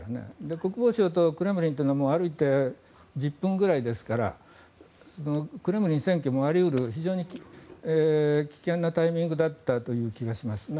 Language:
Japanese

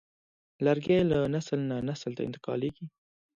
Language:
Pashto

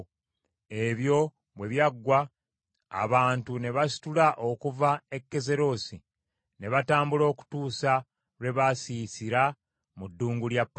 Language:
Ganda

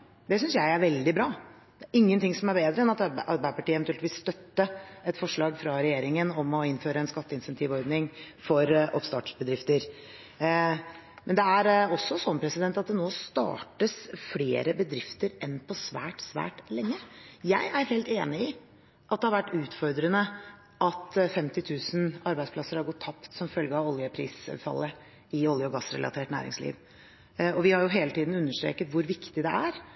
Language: Norwegian Bokmål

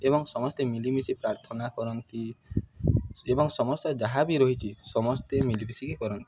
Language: Odia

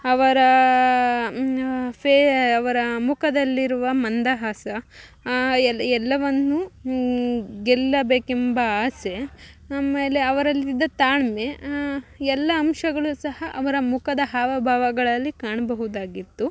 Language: Kannada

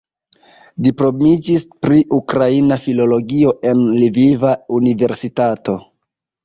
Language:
Esperanto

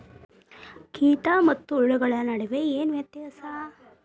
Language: Kannada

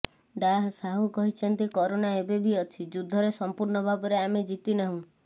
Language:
Odia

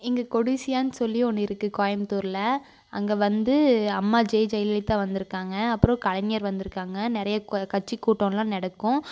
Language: Tamil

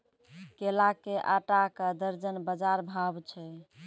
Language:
Maithili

